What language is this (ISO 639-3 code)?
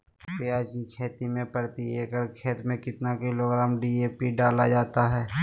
mag